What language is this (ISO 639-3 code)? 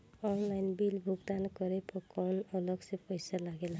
bho